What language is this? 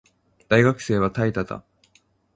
Japanese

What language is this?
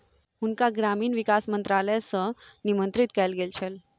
Maithili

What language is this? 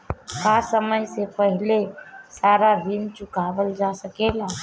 Bhojpuri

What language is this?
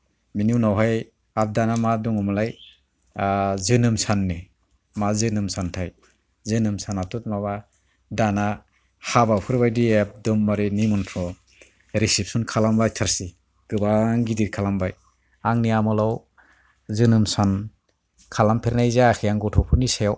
Bodo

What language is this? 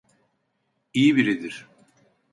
Turkish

